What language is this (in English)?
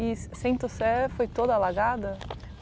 Portuguese